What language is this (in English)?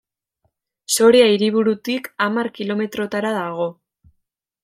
Basque